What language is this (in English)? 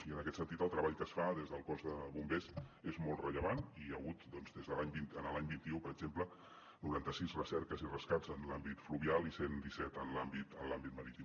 Catalan